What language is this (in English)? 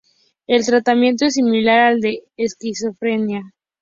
Spanish